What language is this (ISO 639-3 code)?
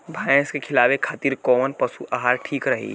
bho